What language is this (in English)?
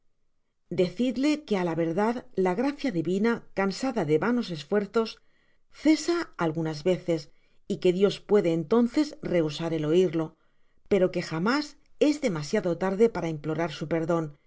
Spanish